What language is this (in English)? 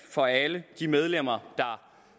Danish